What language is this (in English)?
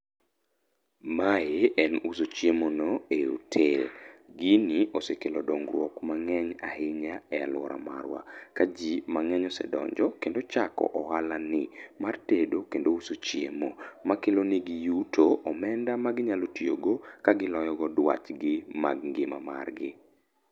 Luo (Kenya and Tanzania)